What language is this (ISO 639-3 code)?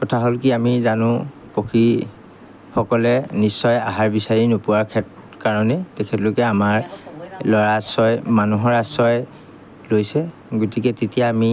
asm